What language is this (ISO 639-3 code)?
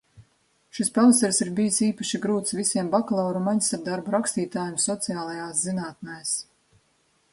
lav